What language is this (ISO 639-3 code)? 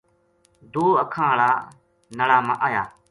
gju